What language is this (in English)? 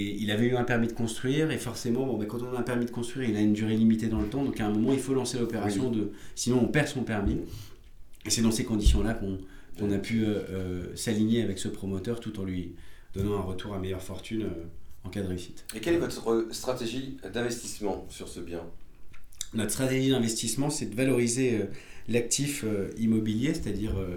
French